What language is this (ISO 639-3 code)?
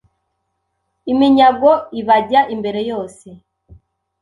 kin